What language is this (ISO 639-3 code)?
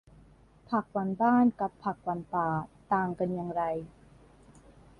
tha